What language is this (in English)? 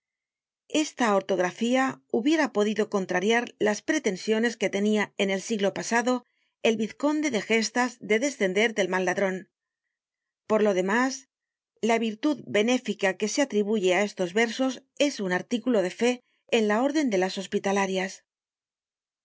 Spanish